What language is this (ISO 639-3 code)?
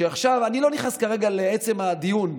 heb